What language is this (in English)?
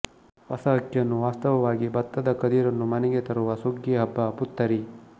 Kannada